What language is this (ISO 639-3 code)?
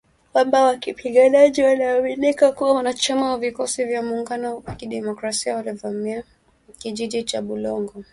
swa